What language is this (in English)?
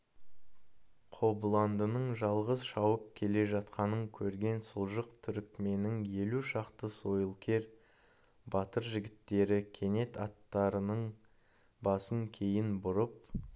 Kazakh